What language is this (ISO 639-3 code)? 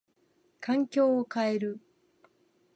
jpn